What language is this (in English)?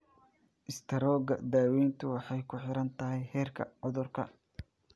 Somali